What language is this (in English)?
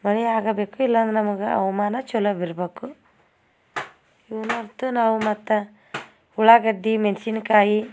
Kannada